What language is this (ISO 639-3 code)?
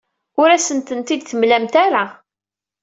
kab